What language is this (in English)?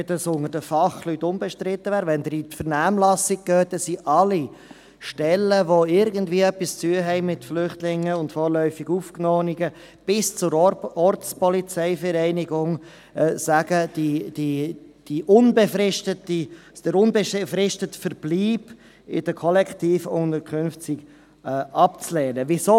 Swiss German